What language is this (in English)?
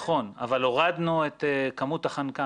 Hebrew